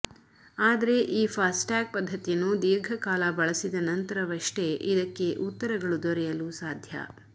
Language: Kannada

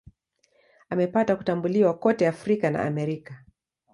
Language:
Swahili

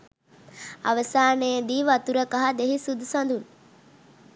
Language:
Sinhala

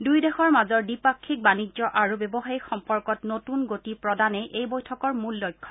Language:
Assamese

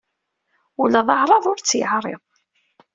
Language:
Kabyle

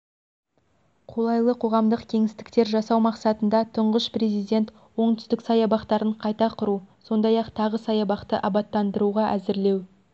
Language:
Kazakh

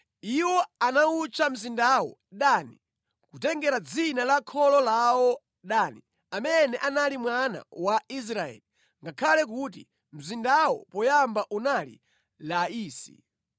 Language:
Nyanja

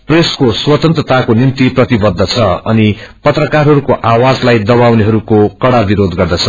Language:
Nepali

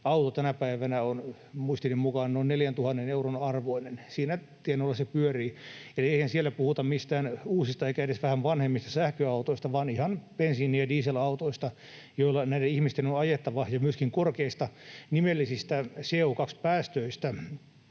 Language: Finnish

